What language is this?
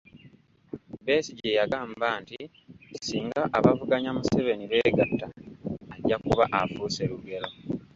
Ganda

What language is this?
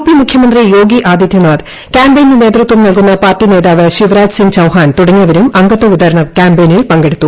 Malayalam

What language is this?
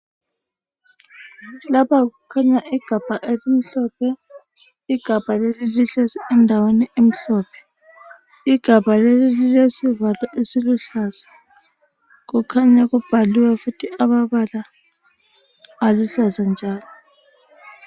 North Ndebele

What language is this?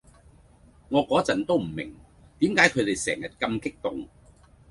Cantonese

